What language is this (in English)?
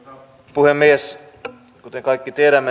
Finnish